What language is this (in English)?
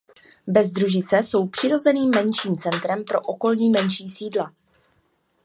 Czech